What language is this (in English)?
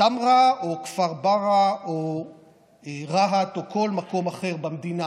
Hebrew